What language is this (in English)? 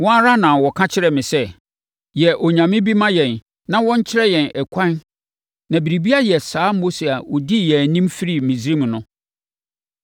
Akan